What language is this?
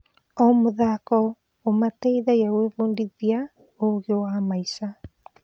Kikuyu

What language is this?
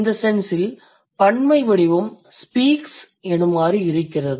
Tamil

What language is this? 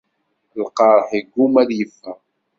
Kabyle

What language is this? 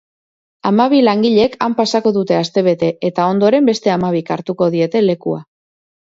Basque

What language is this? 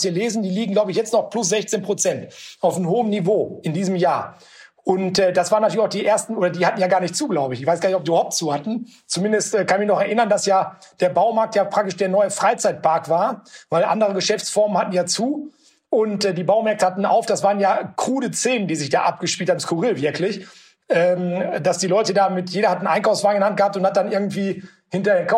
German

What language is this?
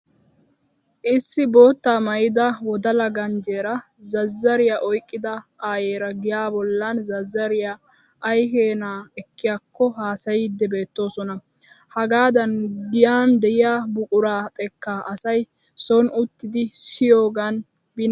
Wolaytta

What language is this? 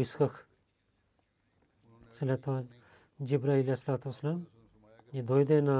Bulgarian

